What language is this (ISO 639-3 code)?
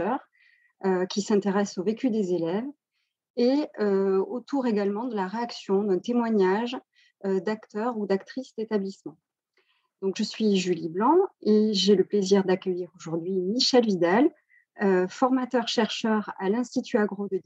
fra